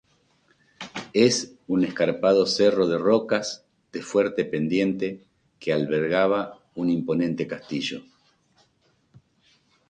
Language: Spanish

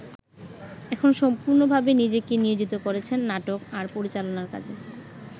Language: Bangla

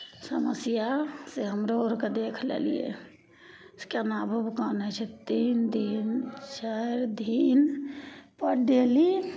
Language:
Maithili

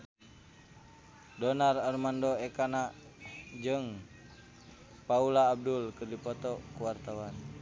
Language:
Sundanese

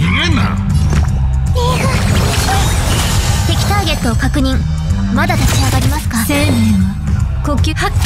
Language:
Japanese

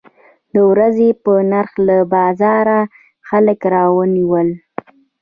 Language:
Pashto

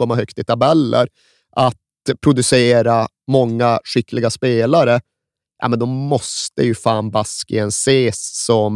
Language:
Swedish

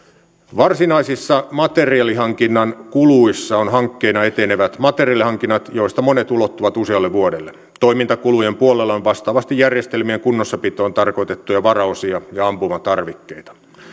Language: Finnish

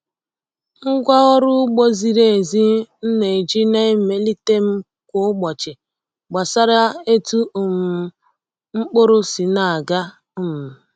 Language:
Igbo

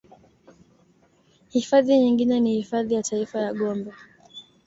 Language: Swahili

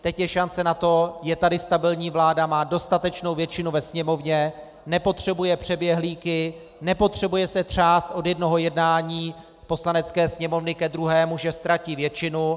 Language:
Czech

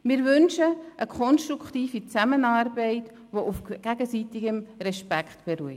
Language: Swiss German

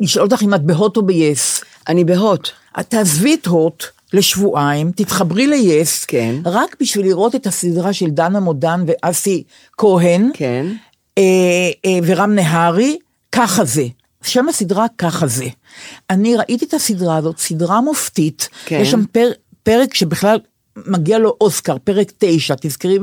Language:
Hebrew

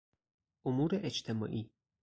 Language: Persian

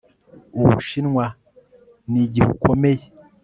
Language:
Kinyarwanda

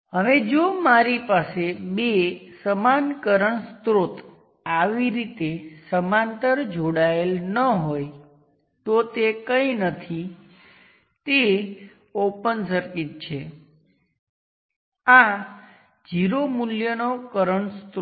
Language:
Gujarati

